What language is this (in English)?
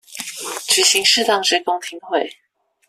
Chinese